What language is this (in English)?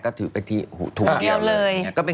Thai